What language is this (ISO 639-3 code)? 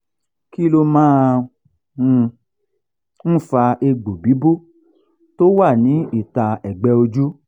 yor